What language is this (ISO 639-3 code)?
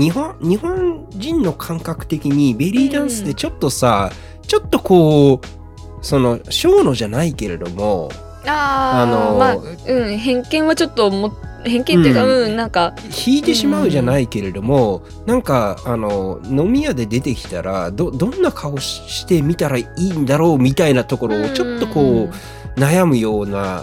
jpn